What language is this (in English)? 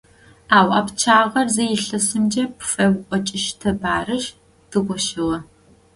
Adyghe